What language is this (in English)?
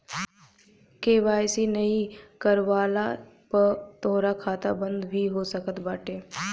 Bhojpuri